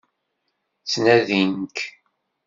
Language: Kabyle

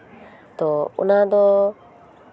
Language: Santali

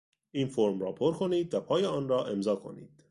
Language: Persian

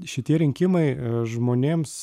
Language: Lithuanian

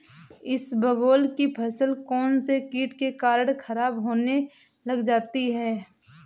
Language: Hindi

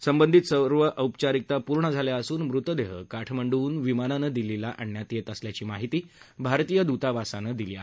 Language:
Marathi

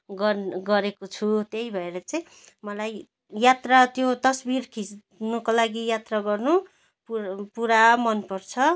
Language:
Nepali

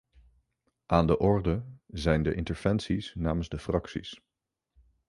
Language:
Dutch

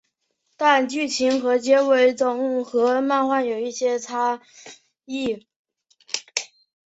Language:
Chinese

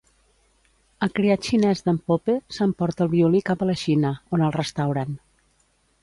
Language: Catalan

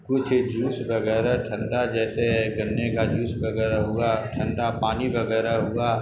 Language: Urdu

